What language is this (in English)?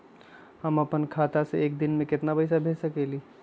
Magahi